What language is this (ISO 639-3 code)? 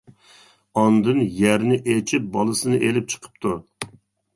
uig